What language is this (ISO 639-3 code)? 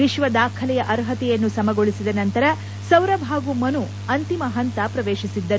kan